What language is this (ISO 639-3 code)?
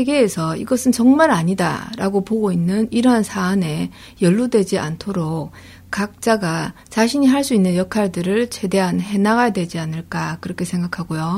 kor